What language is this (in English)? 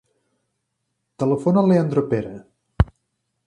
Catalan